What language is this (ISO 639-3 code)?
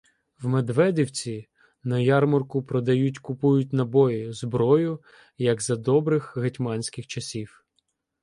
ukr